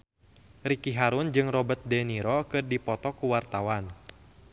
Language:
Sundanese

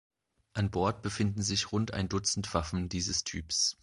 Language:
German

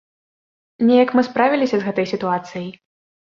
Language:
Belarusian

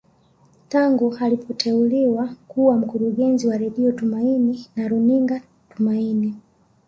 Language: Swahili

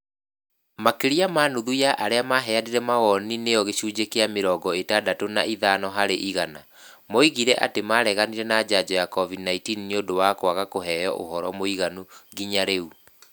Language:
Kikuyu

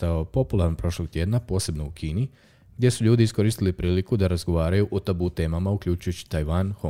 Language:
Croatian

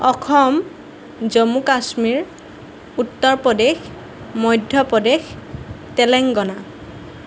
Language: Assamese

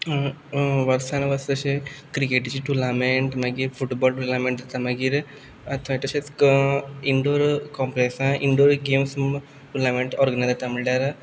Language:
Konkani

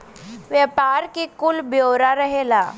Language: Bhojpuri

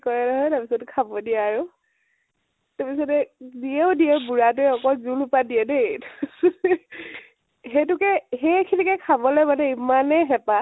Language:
Assamese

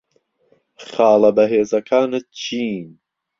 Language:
Central Kurdish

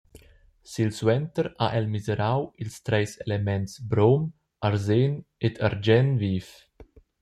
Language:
Romansh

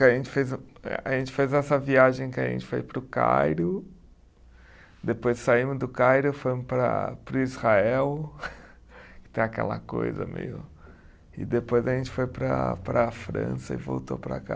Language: Portuguese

